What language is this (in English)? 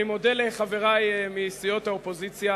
Hebrew